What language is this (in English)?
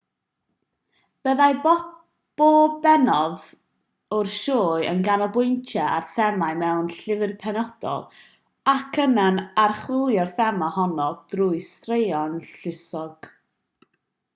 Welsh